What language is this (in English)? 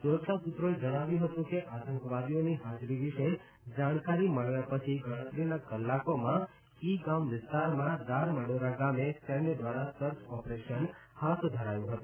Gujarati